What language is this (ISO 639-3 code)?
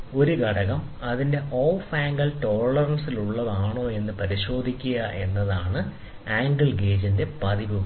mal